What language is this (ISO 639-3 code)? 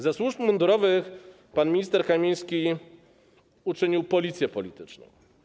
pol